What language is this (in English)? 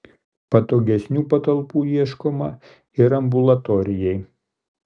Lithuanian